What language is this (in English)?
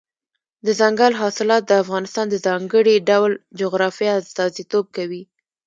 Pashto